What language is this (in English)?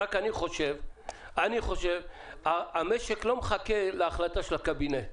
Hebrew